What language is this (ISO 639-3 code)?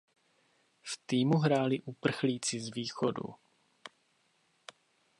ces